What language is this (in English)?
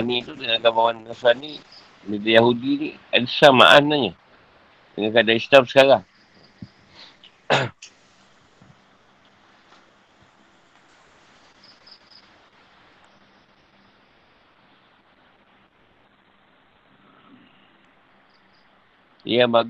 Malay